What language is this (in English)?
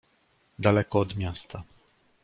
Polish